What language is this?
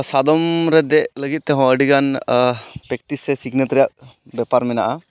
Santali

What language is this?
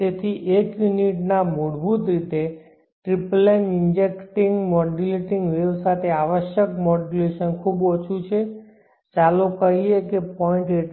Gujarati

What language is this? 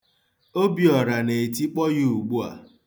Igbo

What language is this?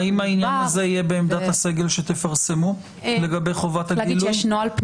Hebrew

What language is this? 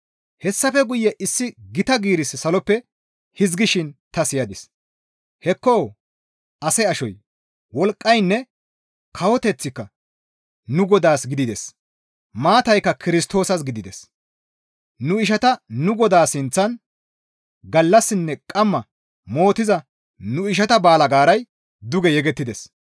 Gamo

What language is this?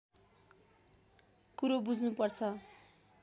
Nepali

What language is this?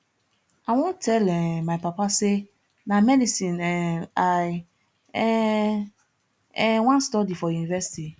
Nigerian Pidgin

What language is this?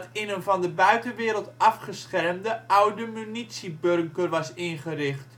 Dutch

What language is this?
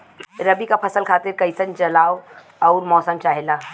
Bhojpuri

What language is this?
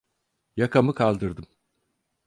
Turkish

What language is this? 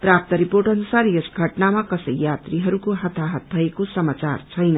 Nepali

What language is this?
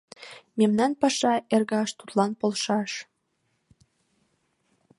Mari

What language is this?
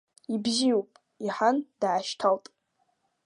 Abkhazian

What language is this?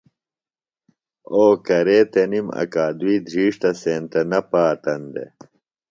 Phalura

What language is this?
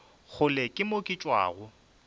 Northern Sotho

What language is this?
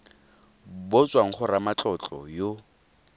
Tswana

